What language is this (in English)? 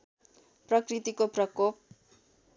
Nepali